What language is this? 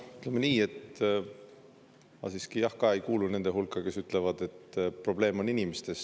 Estonian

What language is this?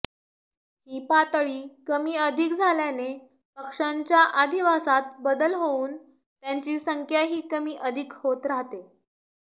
Marathi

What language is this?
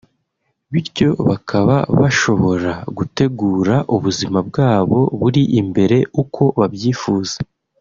Kinyarwanda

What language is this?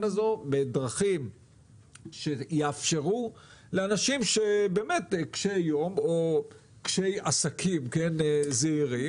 Hebrew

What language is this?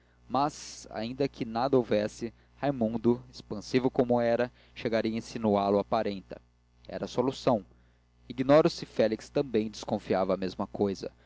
Portuguese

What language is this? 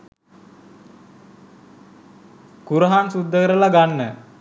Sinhala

